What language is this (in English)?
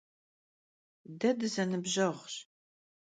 Kabardian